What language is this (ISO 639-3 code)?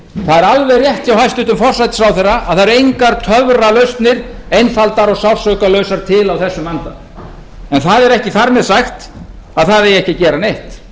isl